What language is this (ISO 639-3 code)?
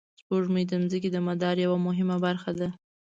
pus